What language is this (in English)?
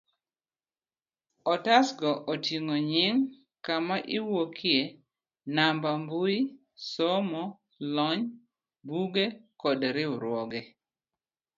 Luo (Kenya and Tanzania)